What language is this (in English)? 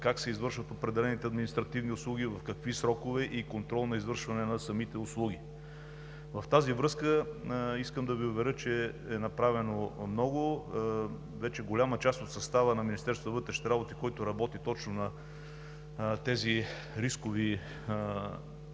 Bulgarian